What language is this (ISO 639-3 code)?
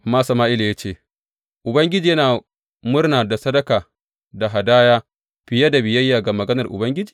hau